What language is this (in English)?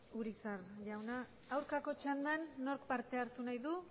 Basque